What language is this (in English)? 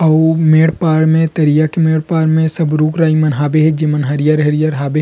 Chhattisgarhi